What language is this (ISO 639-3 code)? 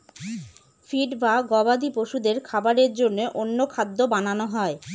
ben